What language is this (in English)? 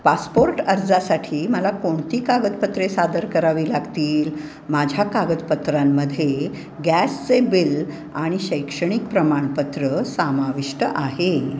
Marathi